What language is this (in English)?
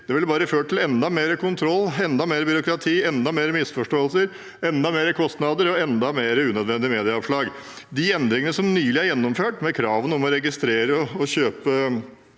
Norwegian